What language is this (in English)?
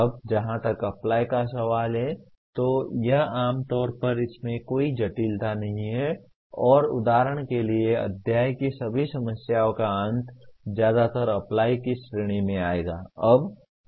Hindi